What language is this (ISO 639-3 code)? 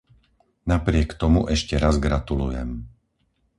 slk